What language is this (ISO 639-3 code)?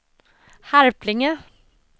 swe